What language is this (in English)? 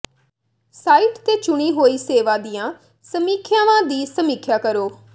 Punjabi